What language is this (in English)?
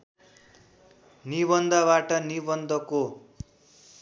Nepali